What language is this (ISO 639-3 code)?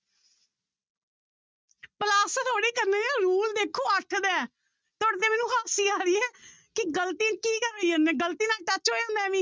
pan